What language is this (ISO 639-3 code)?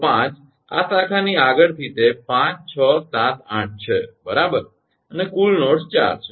guj